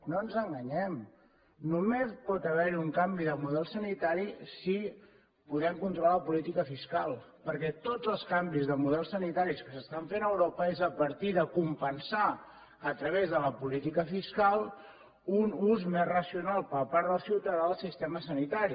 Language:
Catalan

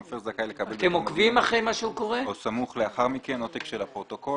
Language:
Hebrew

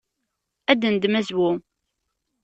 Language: Kabyle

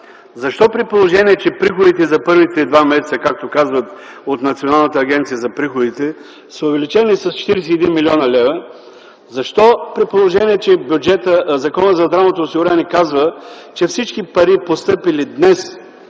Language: Bulgarian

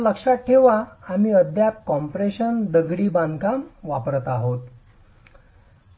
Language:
Marathi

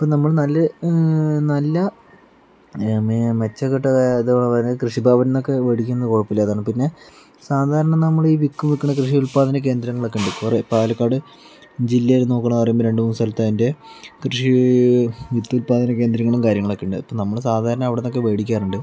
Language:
Malayalam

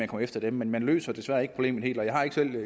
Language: Danish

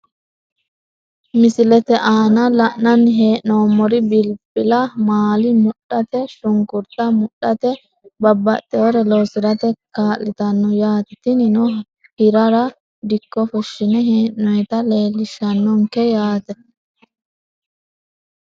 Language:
Sidamo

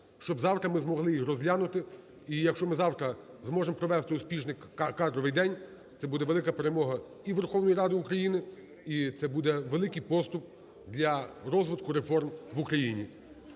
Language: Ukrainian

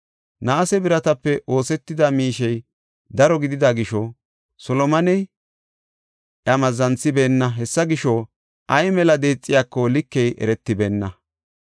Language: Gofa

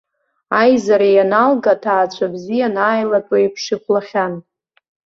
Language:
Abkhazian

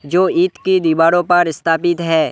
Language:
Hindi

